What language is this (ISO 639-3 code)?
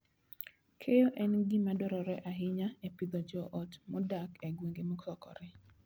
luo